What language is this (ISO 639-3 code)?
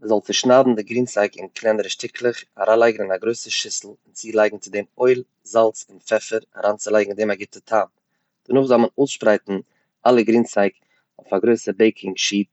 yid